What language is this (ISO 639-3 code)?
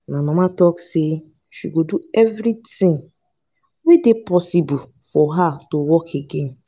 pcm